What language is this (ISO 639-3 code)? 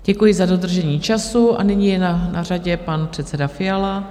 ces